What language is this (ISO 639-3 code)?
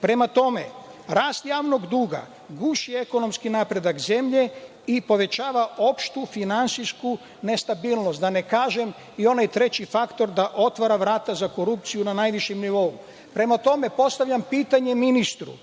srp